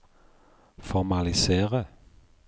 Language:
Norwegian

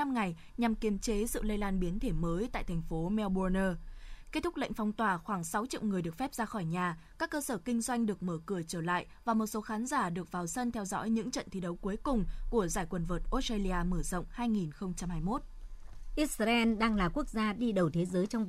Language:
Vietnamese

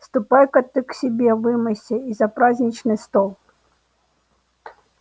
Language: Russian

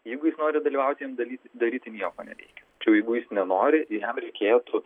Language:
Lithuanian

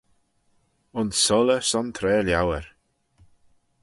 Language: Manx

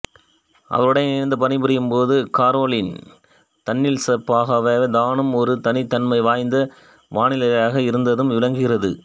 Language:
Tamil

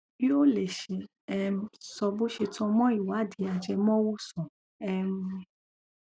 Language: Yoruba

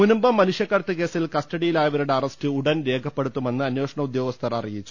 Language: Malayalam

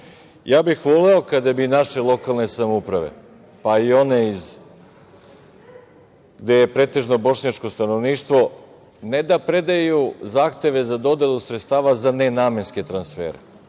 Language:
Serbian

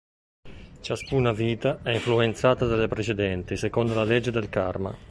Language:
Italian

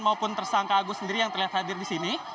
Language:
Indonesian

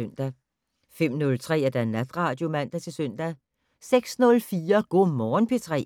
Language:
Danish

